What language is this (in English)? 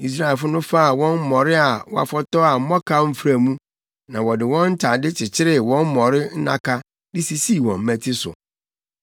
Akan